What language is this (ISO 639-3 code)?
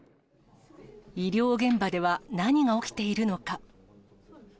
jpn